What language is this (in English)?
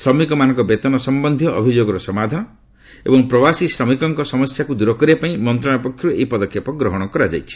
Odia